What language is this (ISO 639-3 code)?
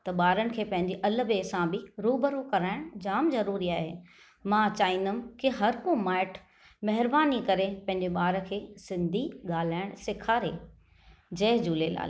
snd